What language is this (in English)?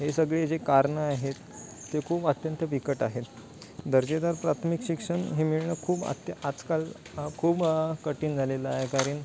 Marathi